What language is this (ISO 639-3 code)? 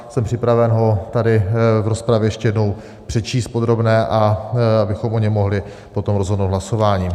ces